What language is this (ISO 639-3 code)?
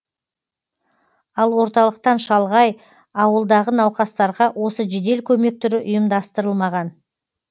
kaz